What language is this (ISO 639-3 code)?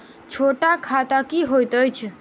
mai